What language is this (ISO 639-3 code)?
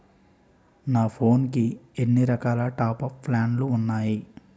tel